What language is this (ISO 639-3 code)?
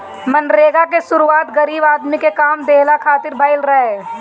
bho